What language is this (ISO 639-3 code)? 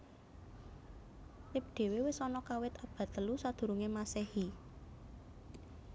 jav